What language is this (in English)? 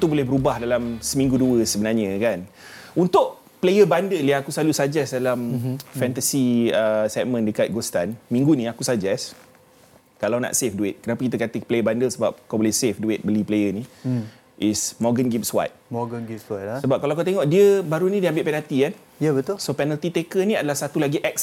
Malay